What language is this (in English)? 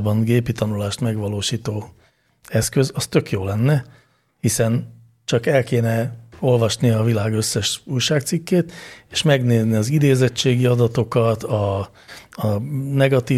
Hungarian